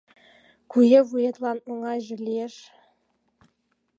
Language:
Mari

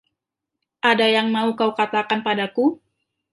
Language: Indonesian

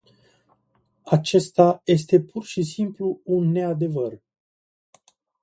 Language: Romanian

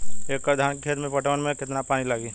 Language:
Bhojpuri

